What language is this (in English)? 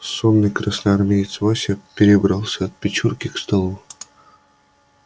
Russian